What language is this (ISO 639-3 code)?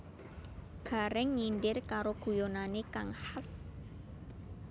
jav